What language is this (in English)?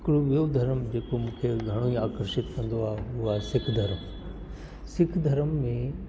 Sindhi